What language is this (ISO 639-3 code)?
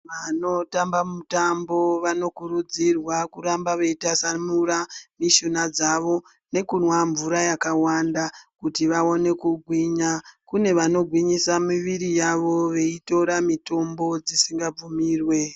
ndc